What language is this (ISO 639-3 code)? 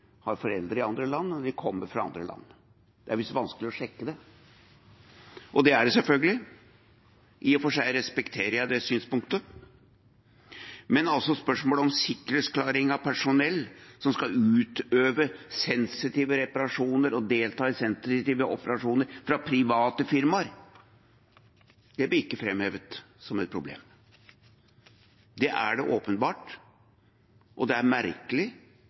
nob